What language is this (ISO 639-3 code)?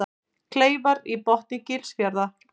isl